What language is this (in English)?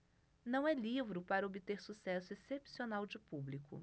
Portuguese